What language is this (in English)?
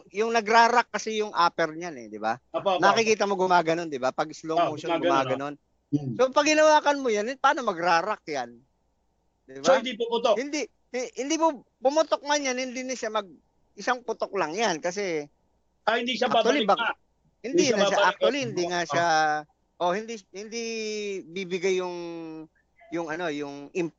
Filipino